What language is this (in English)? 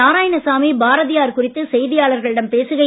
Tamil